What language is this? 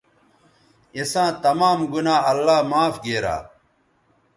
Bateri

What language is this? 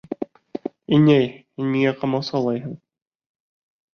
Bashkir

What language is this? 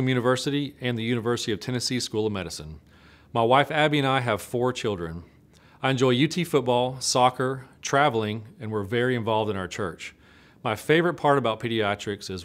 English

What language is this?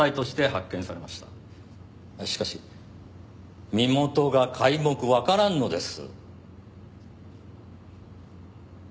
Japanese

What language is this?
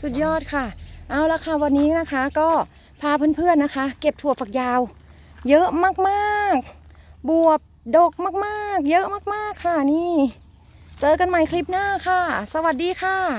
Thai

